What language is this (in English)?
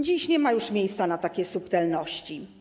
Polish